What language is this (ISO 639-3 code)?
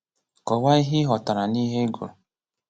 ibo